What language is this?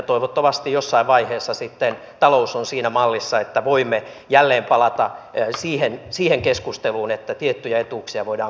Finnish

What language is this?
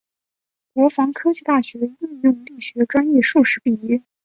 Chinese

